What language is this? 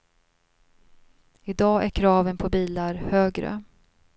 Swedish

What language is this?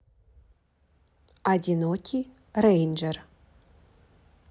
Russian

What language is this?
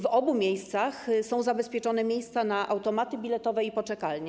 Polish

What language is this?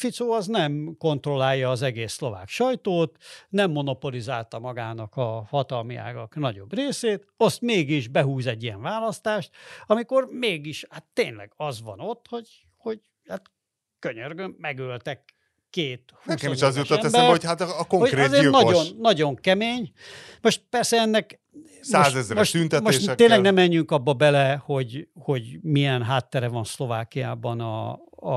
Hungarian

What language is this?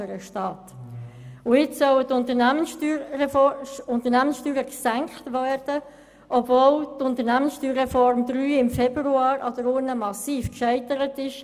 Swiss German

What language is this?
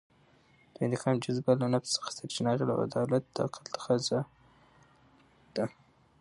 Pashto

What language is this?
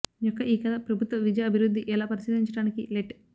Telugu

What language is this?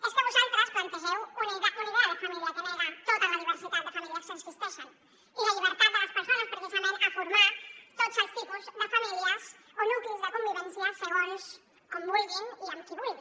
Catalan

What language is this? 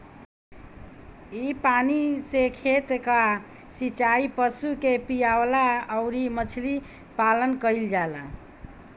Bhojpuri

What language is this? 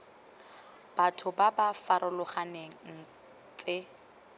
Tswana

